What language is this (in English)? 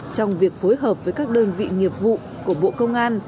Vietnamese